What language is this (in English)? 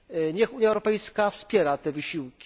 Polish